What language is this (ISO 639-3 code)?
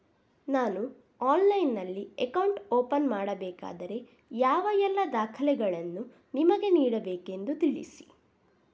kan